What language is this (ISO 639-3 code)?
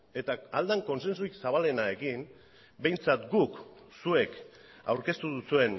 eus